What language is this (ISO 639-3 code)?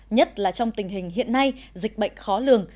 vie